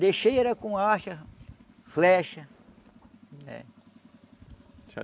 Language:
Portuguese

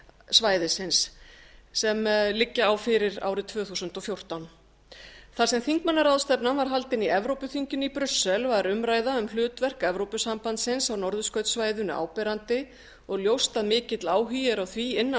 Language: Icelandic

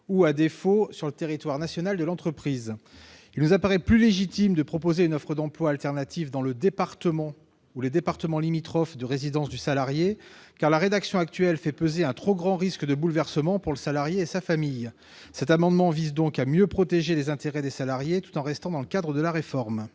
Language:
French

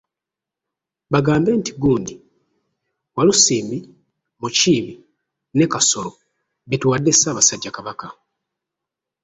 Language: Ganda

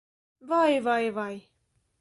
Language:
Latvian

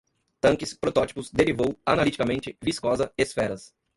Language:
Portuguese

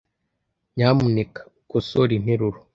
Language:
Kinyarwanda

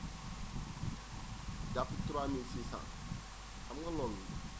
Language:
Wolof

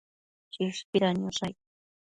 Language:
Matsés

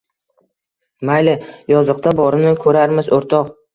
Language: Uzbek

